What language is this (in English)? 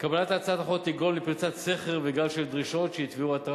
Hebrew